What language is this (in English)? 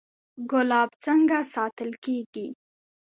Pashto